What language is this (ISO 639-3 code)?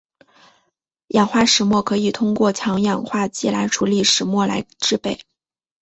zho